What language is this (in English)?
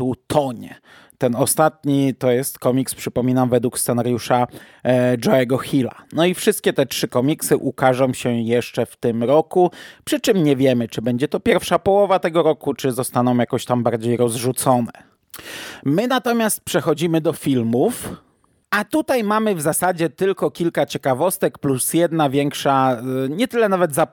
Polish